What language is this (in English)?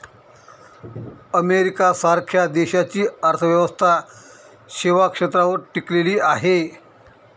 Marathi